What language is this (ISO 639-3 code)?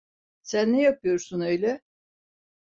tur